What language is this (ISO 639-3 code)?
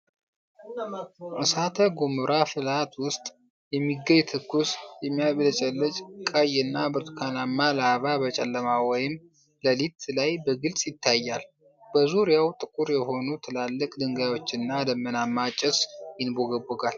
amh